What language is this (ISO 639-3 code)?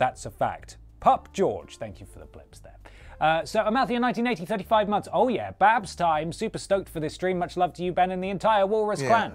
eng